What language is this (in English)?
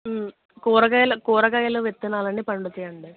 Telugu